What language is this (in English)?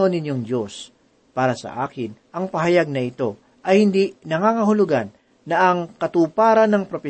Filipino